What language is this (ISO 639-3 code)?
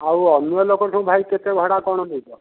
ori